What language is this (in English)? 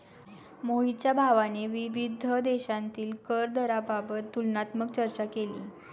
Marathi